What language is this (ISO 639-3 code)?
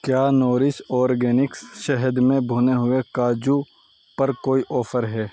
urd